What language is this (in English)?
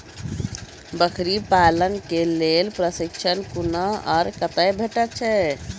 Maithili